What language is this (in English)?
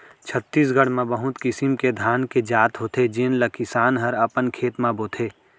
Chhattisgarhi